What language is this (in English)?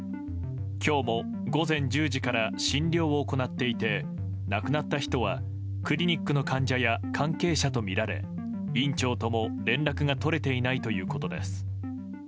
Japanese